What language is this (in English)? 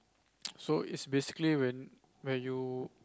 English